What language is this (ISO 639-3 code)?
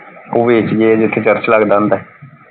pan